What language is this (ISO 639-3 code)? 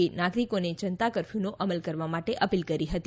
guj